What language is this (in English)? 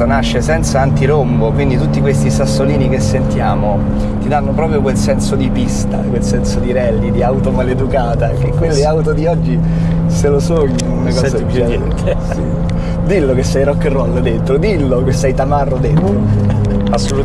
Italian